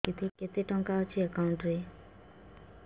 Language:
Odia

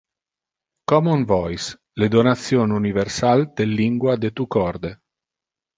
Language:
Interlingua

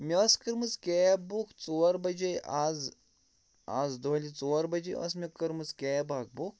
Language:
Kashmiri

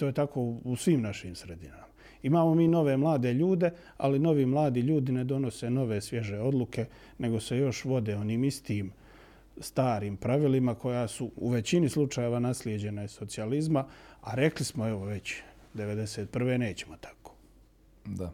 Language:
Croatian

